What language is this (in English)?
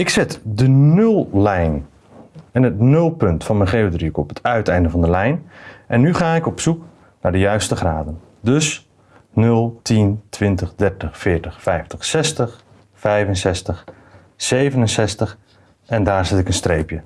Dutch